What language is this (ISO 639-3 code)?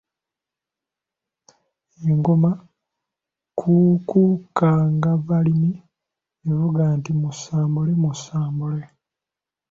lug